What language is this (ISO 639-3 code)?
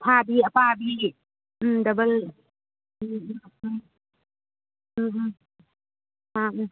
mni